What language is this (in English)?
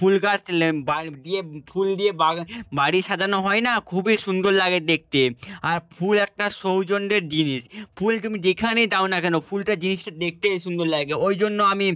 Bangla